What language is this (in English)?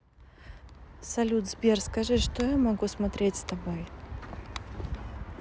Russian